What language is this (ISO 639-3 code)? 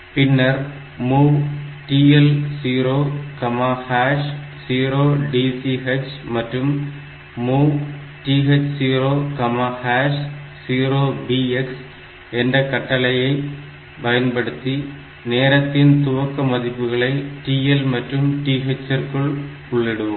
tam